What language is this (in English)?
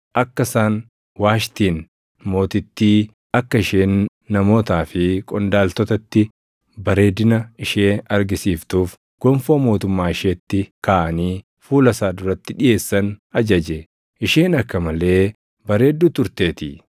Oromo